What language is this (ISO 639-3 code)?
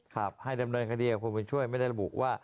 tha